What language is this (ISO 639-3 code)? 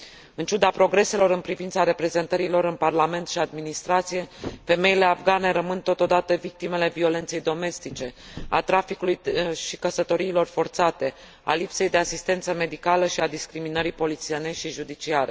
ron